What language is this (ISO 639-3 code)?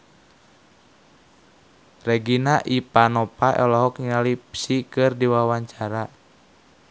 sun